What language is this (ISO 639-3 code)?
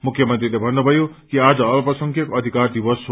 nep